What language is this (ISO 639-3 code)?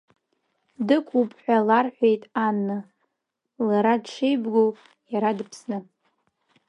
abk